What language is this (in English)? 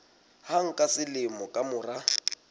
Southern Sotho